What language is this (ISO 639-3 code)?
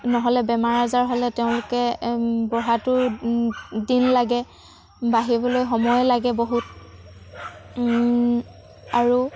asm